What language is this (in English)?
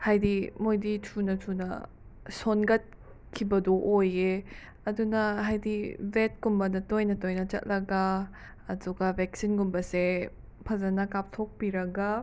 Manipuri